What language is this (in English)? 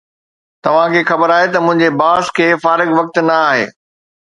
Sindhi